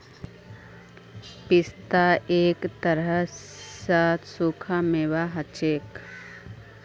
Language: Magahi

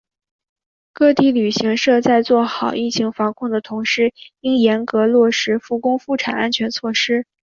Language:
Chinese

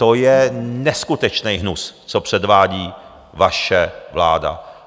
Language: Czech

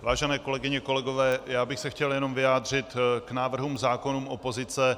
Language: Czech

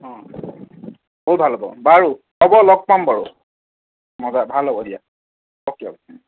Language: Assamese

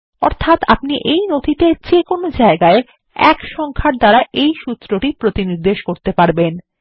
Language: Bangla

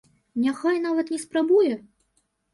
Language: Belarusian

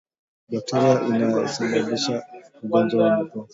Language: Swahili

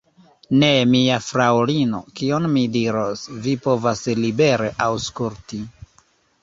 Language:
Esperanto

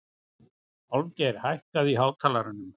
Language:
Icelandic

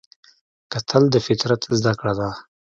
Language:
Pashto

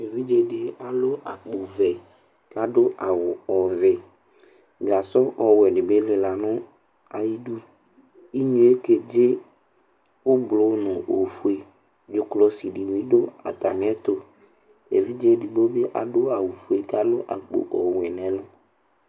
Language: Ikposo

